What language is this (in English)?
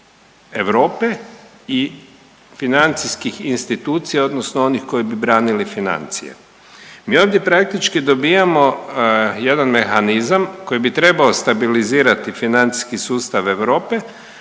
Croatian